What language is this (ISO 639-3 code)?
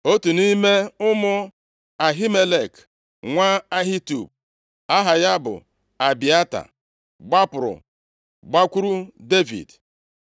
ibo